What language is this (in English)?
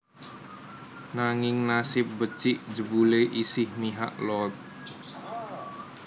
Javanese